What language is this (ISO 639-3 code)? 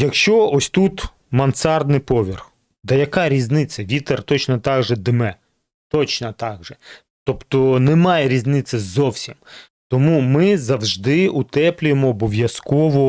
ukr